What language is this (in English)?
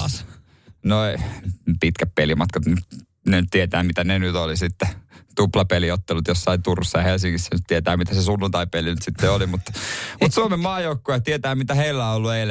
Finnish